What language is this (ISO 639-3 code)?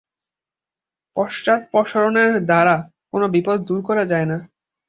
ben